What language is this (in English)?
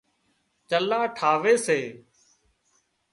Wadiyara Koli